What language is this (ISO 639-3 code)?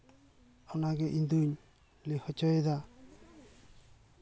sat